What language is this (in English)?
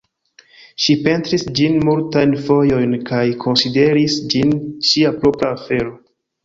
Esperanto